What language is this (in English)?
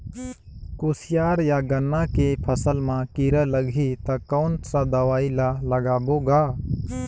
Chhattisgarhi